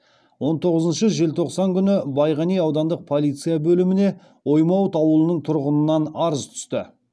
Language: Kazakh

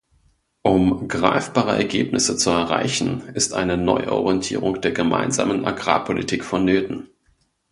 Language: German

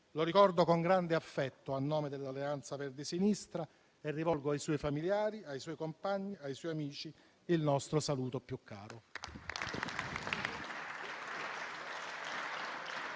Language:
Italian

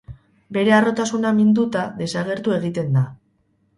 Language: Basque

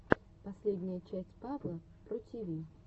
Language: Russian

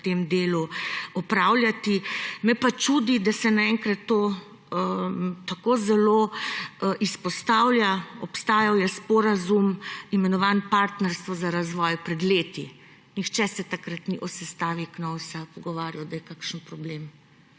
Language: Slovenian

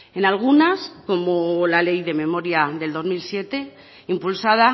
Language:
Spanish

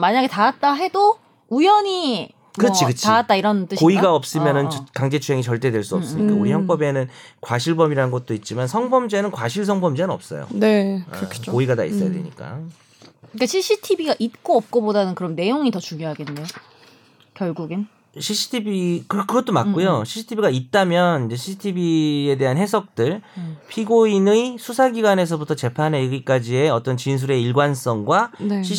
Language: Korean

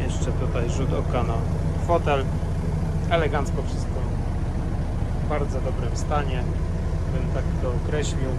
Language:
Polish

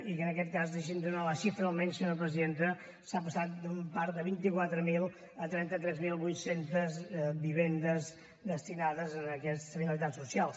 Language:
Catalan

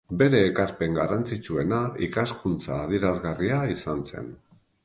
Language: Basque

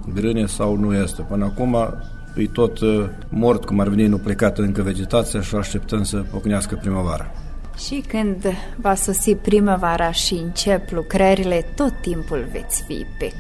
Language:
Romanian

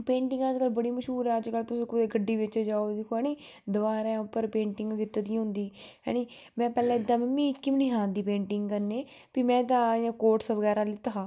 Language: Dogri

